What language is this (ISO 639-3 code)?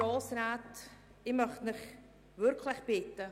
gsw